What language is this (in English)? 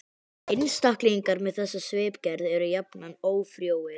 Icelandic